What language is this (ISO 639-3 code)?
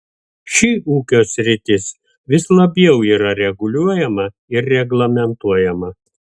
lit